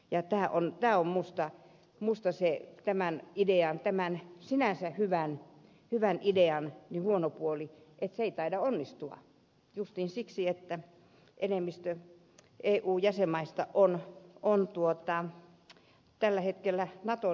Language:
Finnish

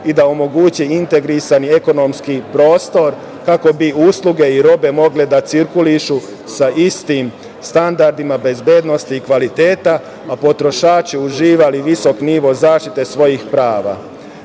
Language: Serbian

